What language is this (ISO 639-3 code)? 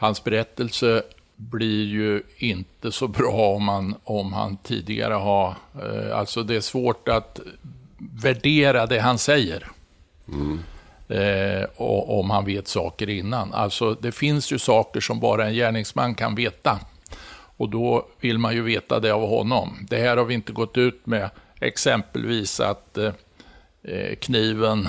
swe